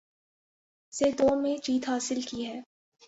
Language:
Urdu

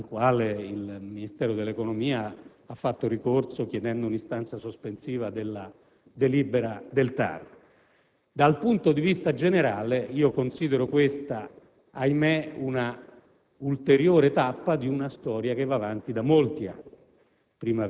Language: Italian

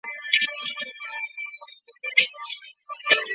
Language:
Chinese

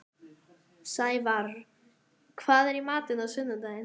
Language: Icelandic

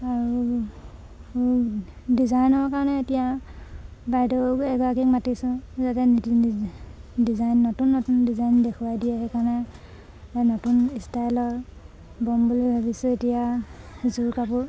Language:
Assamese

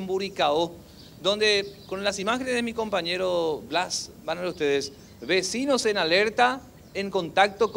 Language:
Spanish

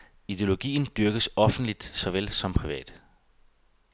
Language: Danish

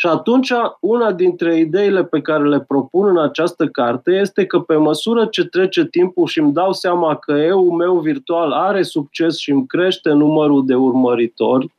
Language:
Romanian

